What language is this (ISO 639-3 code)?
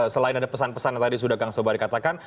ind